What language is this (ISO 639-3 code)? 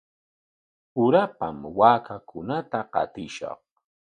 qwa